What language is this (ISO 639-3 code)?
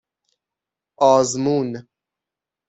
fas